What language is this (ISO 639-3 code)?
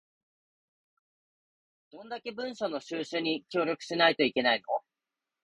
jpn